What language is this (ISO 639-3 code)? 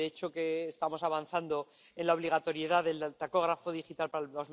spa